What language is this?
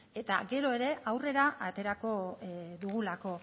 Basque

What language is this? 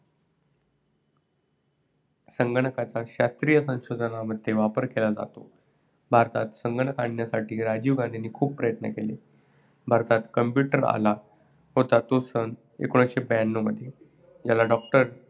Marathi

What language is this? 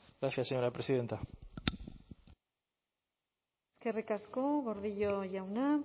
Basque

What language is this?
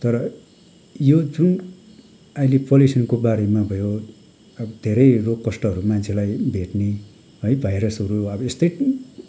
Nepali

